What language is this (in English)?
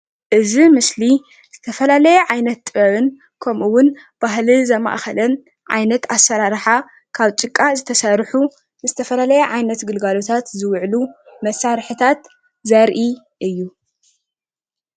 Tigrinya